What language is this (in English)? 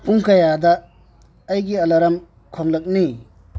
Manipuri